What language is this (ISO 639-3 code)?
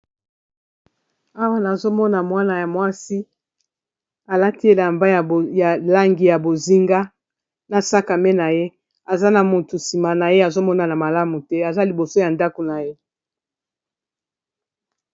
lin